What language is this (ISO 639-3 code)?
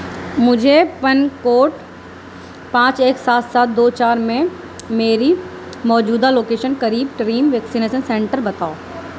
urd